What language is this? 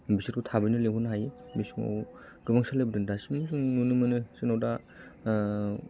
Bodo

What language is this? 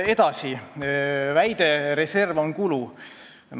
Estonian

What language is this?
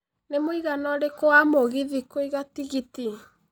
Kikuyu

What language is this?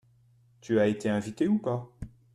French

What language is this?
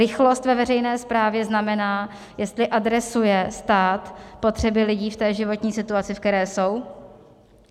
Czech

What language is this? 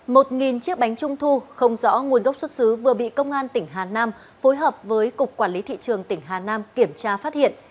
Vietnamese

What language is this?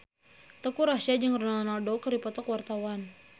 Sundanese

